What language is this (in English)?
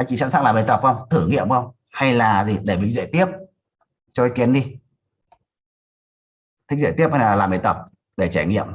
Vietnamese